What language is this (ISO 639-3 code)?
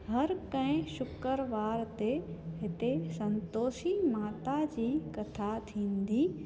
snd